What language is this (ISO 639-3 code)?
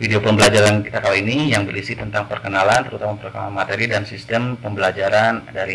ind